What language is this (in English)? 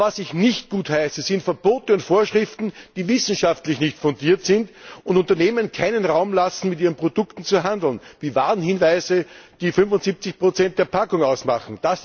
German